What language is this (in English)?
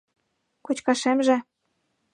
Mari